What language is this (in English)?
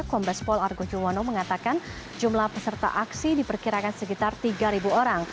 Indonesian